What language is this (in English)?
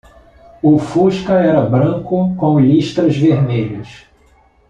Portuguese